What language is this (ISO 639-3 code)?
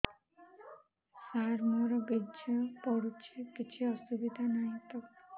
ori